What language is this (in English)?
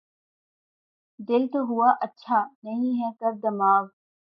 Urdu